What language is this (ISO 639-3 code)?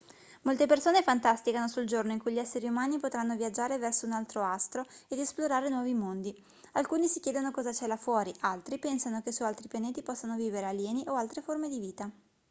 ita